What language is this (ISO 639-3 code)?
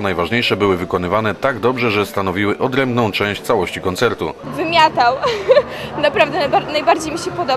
pol